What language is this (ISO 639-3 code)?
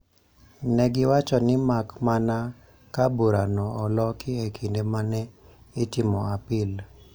luo